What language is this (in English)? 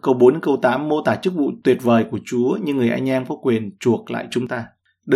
Vietnamese